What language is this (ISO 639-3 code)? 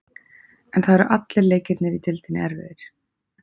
isl